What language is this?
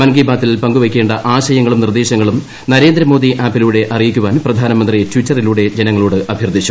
Malayalam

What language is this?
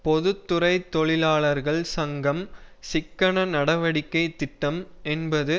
Tamil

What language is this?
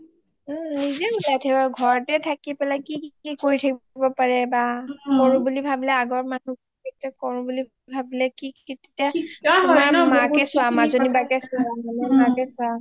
Assamese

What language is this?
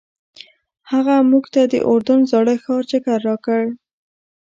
Pashto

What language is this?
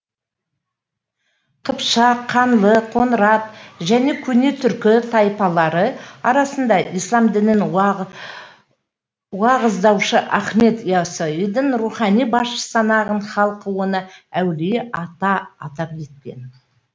Kazakh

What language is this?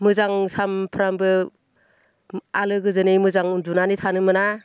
Bodo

